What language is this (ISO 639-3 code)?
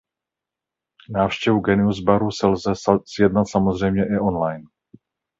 ces